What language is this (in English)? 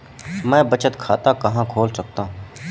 Hindi